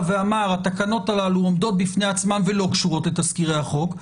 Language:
Hebrew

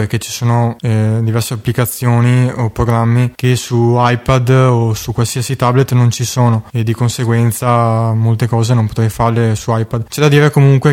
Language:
Italian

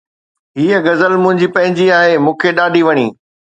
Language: Sindhi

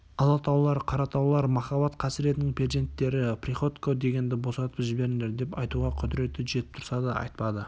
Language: Kazakh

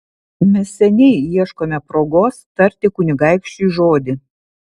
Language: Lithuanian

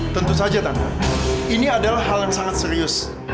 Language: Indonesian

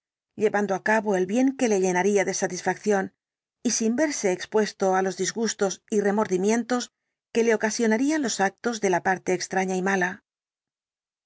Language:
Spanish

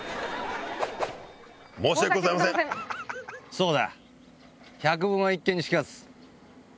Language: Japanese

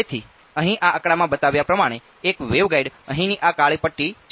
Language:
Gujarati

